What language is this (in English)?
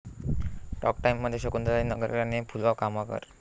Marathi